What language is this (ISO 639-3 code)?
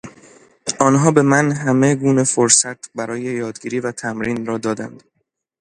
fas